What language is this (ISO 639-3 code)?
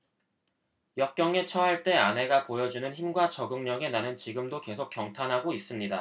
kor